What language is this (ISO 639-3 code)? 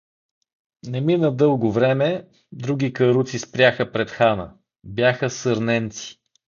bul